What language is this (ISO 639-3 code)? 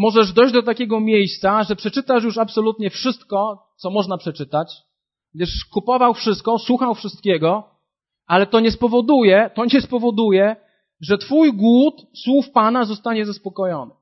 pol